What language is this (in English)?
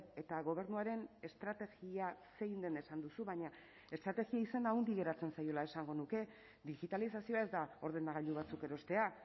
Basque